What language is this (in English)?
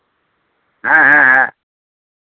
Santali